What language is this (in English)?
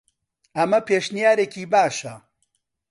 Central Kurdish